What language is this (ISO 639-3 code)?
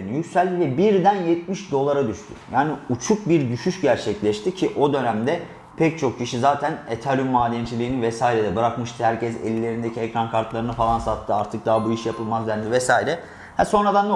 tur